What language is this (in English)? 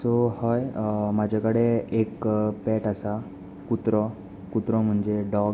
Konkani